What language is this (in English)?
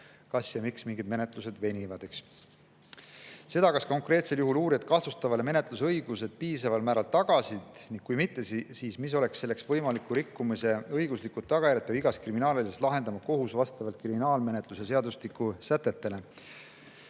Estonian